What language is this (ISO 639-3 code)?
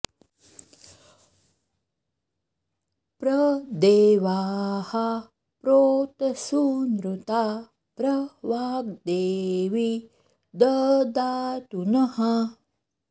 san